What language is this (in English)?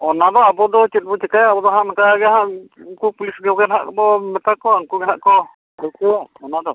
Santali